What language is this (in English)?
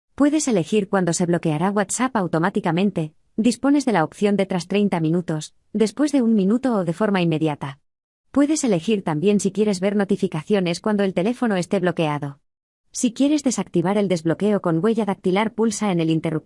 Spanish